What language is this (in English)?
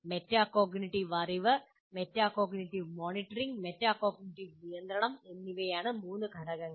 Malayalam